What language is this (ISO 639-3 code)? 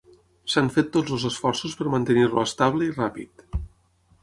cat